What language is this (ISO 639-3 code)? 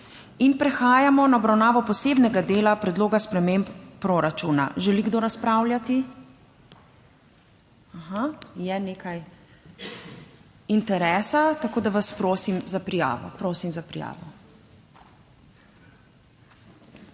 slv